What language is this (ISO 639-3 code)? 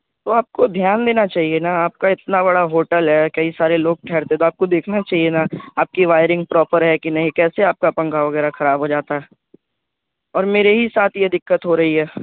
urd